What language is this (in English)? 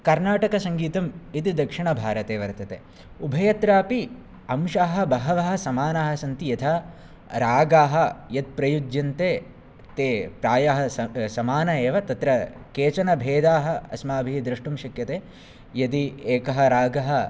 Sanskrit